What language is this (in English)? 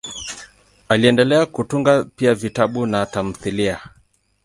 Swahili